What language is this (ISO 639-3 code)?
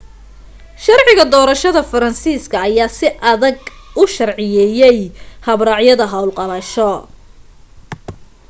som